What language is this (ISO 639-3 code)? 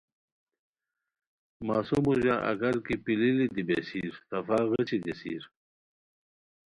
khw